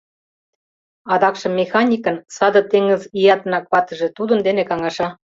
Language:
Mari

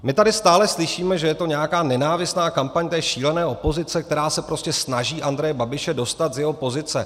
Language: Czech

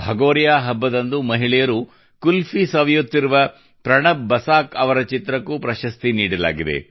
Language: Kannada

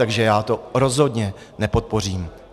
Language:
Czech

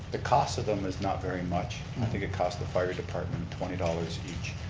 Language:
English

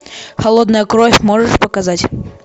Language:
Russian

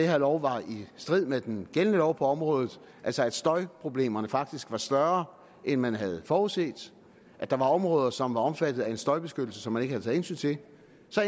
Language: Danish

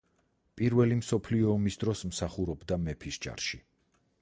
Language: Georgian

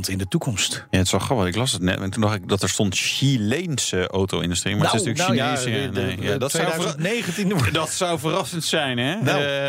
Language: Dutch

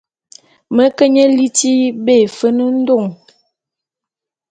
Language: Bulu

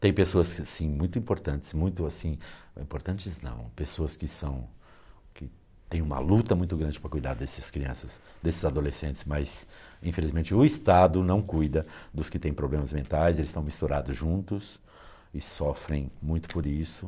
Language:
Portuguese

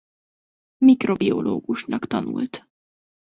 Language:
Hungarian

